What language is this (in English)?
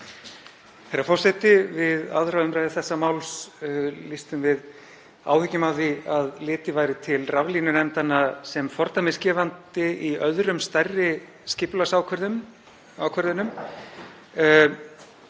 Icelandic